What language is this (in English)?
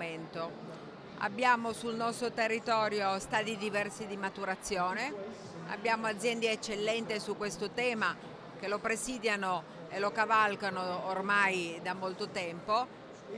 Italian